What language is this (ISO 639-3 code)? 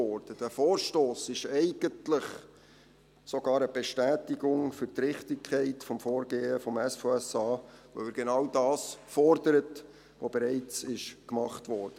gsw